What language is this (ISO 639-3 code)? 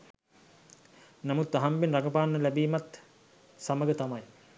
sin